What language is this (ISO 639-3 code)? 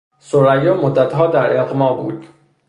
fas